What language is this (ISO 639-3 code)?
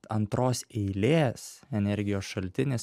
lit